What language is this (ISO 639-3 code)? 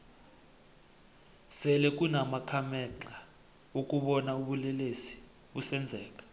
nbl